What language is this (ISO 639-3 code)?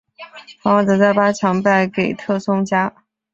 zho